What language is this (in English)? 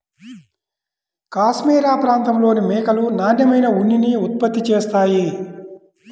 Telugu